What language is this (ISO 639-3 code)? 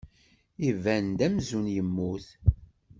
kab